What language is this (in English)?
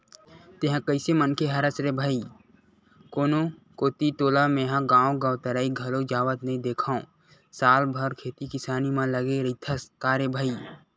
Chhattisgarhi